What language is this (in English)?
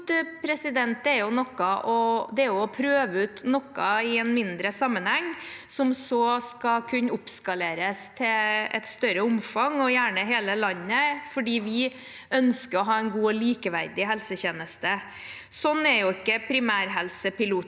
Norwegian